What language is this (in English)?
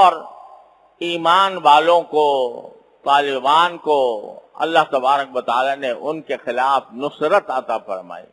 Urdu